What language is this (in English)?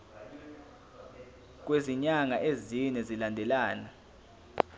Zulu